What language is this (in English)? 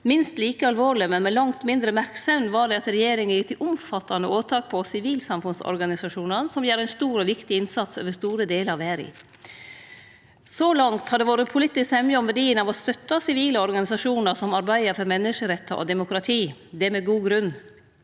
Norwegian